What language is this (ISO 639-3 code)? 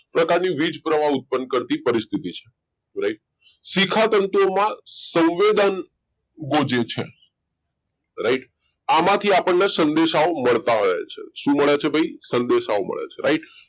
guj